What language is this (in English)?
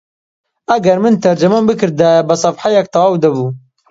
Central Kurdish